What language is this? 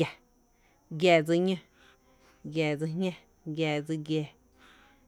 Tepinapa Chinantec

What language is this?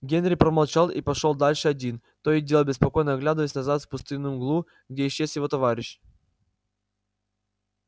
Russian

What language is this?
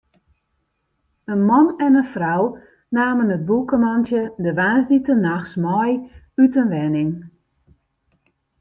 Western Frisian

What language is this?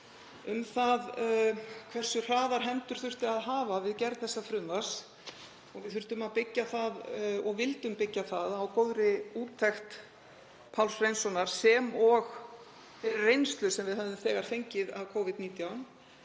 Icelandic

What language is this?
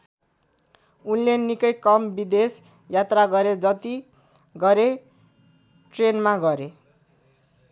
Nepali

